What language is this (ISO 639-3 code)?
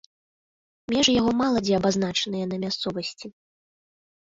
bel